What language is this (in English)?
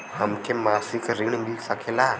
Bhojpuri